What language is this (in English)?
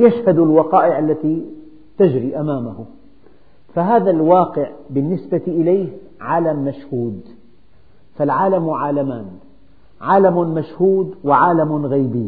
Arabic